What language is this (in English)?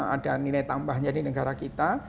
Indonesian